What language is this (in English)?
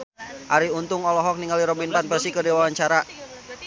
Sundanese